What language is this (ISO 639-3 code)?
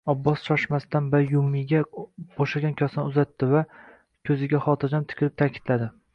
uzb